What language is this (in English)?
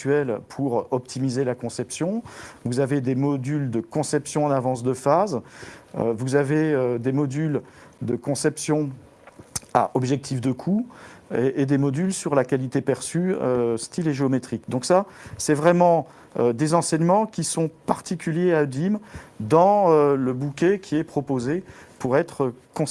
French